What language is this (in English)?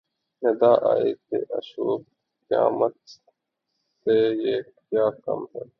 Urdu